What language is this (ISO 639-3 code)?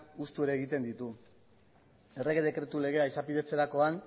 eus